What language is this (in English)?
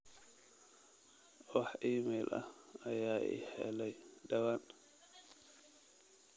Somali